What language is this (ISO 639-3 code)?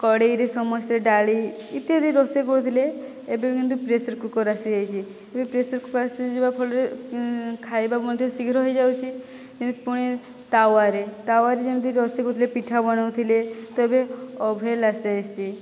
ori